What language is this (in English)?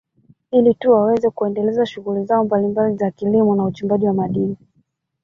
Swahili